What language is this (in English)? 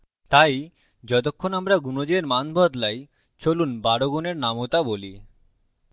Bangla